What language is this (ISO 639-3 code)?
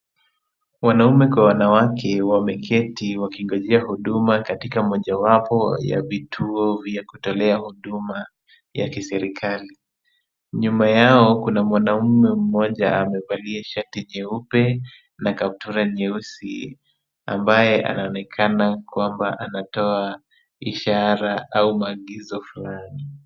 swa